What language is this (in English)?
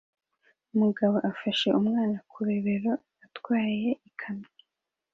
Kinyarwanda